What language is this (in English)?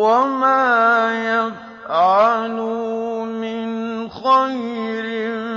Arabic